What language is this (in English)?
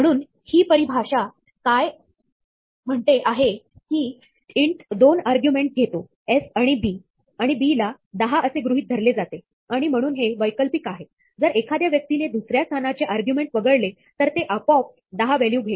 Marathi